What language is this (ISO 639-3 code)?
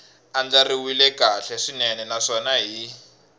tso